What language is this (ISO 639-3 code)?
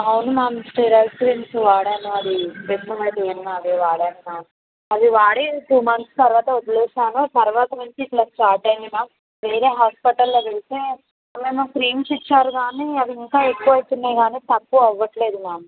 tel